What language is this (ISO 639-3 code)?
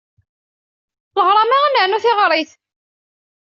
kab